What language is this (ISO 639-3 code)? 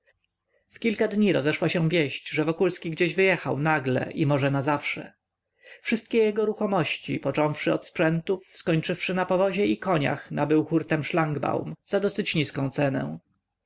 pol